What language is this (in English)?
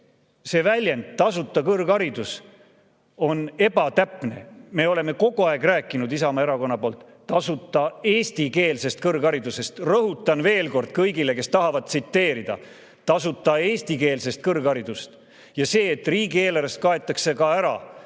Estonian